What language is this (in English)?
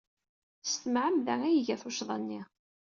Kabyle